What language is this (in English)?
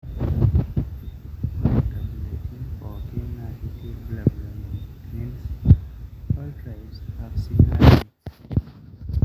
Masai